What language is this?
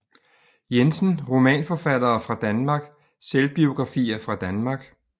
Danish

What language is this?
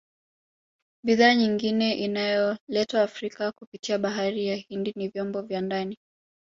Swahili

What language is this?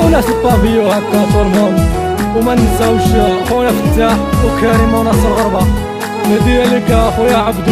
Arabic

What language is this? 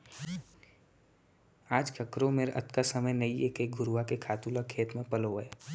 Chhattisgarhi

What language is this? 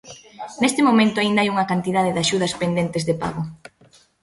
Galician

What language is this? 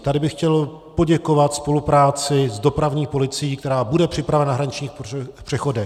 Czech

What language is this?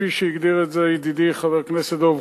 Hebrew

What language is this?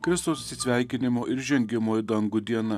Lithuanian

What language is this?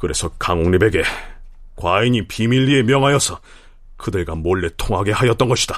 Korean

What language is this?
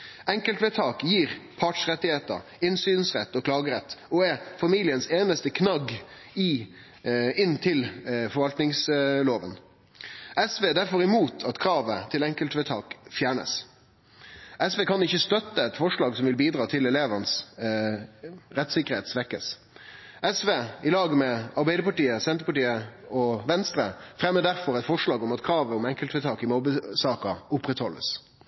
Norwegian Nynorsk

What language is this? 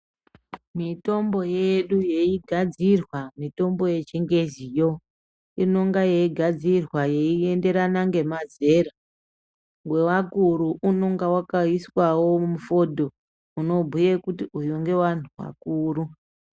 Ndau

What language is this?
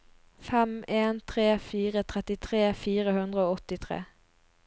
Norwegian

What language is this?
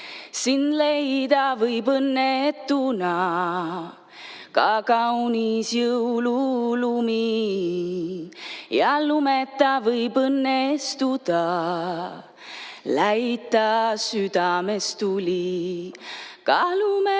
Estonian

